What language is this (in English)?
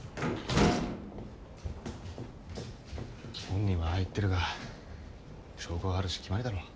Japanese